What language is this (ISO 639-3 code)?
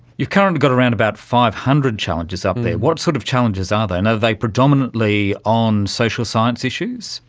eng